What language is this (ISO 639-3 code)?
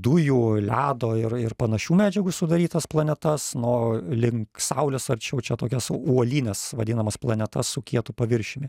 lit